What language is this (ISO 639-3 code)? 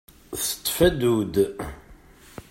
kab